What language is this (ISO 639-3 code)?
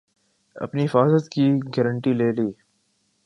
urd